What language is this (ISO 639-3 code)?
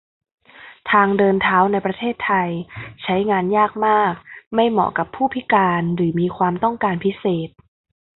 tha